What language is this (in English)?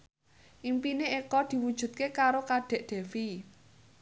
Javanese